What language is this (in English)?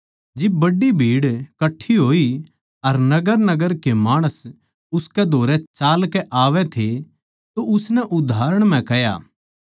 Haryanvi